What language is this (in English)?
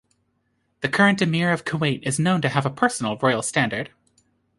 English